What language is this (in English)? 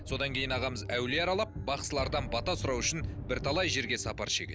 Kazakh